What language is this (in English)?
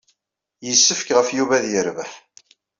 Kabyle